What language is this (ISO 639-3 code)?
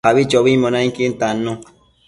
mcf